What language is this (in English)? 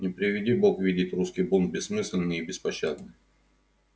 Russian